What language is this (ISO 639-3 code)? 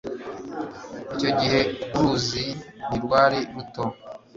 kin